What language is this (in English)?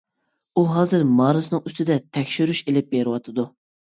Uyghur